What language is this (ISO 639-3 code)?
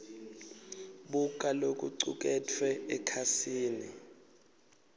ssw